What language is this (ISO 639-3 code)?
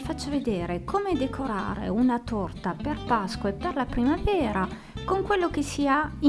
ita